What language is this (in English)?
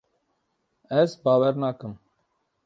Kurdish